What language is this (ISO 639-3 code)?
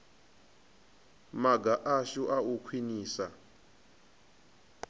ven